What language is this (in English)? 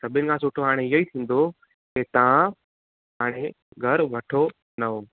Sindhi